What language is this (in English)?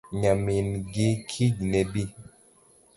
Luo (Kenya and Tanzania)